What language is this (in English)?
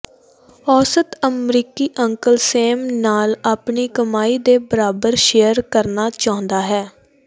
Punjabi